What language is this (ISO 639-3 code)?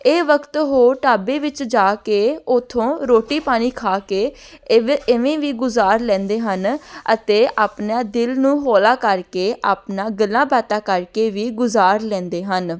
pan